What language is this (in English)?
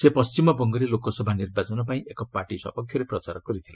Odia